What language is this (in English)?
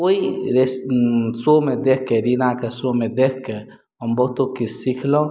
Maithili